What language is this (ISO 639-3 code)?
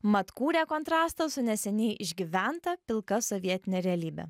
lit